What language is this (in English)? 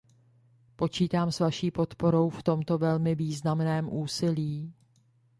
Czech